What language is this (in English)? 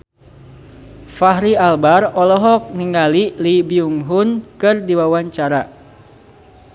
Sundanese